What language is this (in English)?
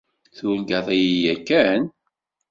Kabyle